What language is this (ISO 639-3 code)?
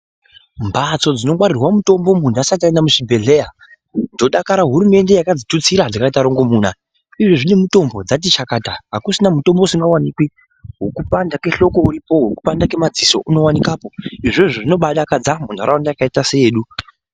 ndc